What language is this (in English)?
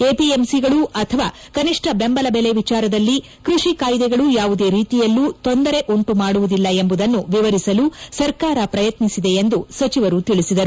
Kannada